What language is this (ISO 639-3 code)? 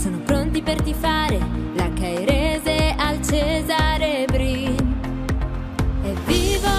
ron